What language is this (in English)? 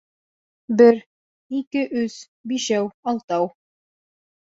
Bashkir